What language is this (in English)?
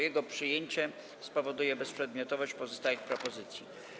Polish